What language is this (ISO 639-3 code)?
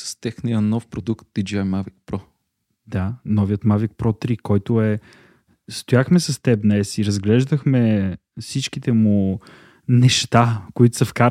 bul